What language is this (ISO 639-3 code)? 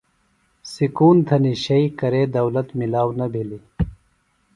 phl